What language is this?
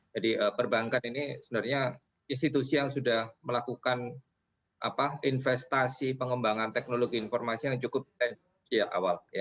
Indonesian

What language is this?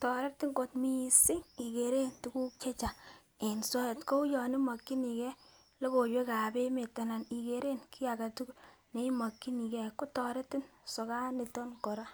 Kalenjin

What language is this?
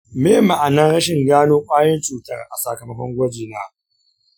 Hausa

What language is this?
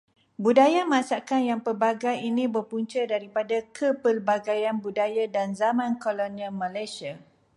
Malay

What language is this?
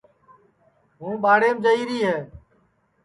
Sansi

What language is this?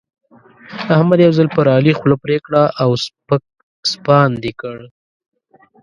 Pashto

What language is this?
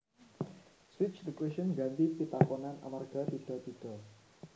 Javanese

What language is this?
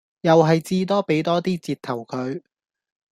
Cantonese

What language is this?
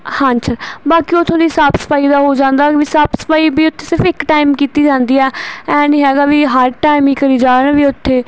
Punjabi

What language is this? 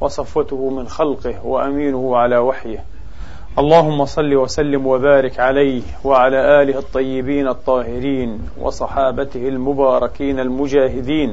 Arabic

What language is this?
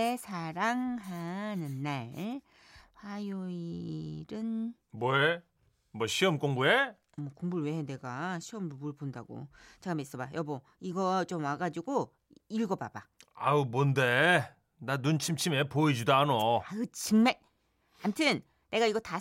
Korean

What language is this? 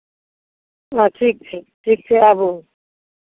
Maithili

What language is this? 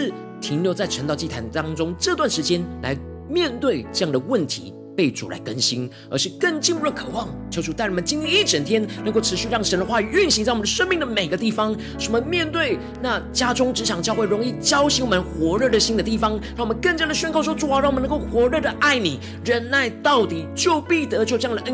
Chinese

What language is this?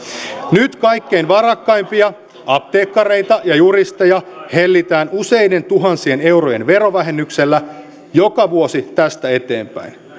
Finnish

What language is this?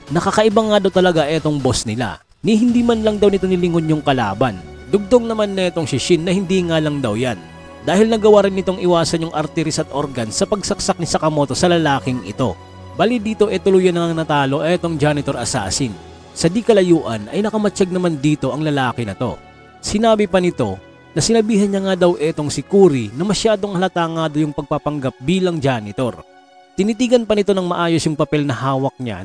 Filipino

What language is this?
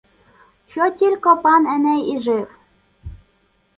Ukrainian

